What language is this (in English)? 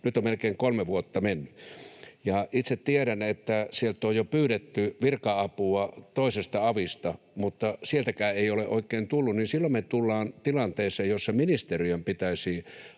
Finnish